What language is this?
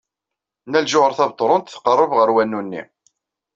Kabyle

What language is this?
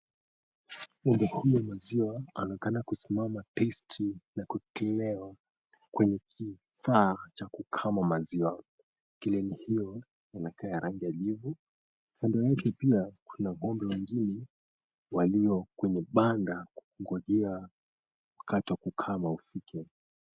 Swahili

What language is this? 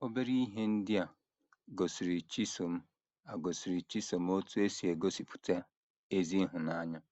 Igbo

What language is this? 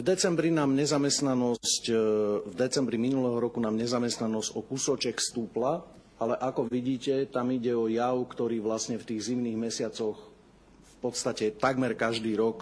Slovak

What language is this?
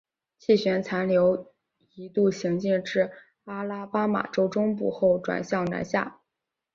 Chinese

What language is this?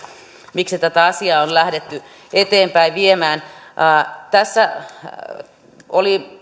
Finnish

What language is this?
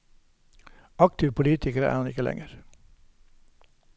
Norwegian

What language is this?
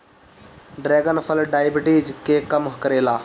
Bhojpuri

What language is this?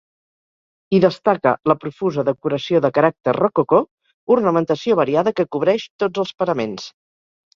Catalan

